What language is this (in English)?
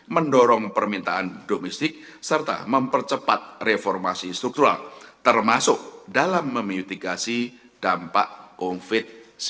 Indonesian